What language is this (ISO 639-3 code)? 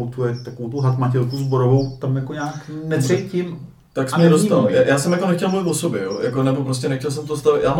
ces